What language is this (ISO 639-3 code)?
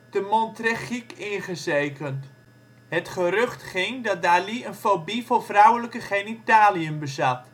nld